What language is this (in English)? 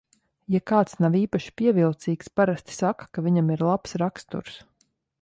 Latvian